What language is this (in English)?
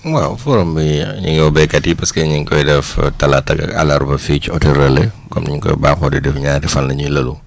Wolof